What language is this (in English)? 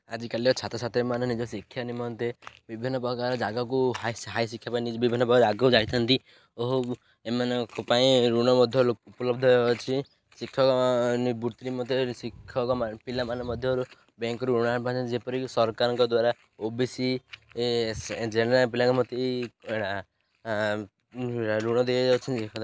Odia